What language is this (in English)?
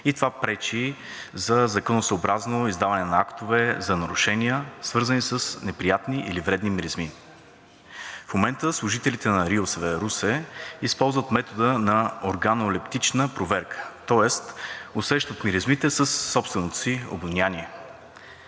Bulgarian